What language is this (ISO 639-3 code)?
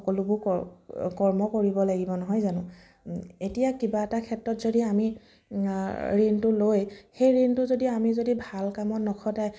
asm